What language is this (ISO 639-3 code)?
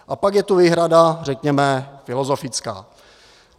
ces